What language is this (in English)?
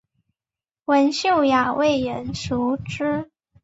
Chinese